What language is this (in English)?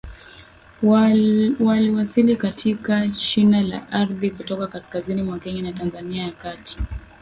Swahili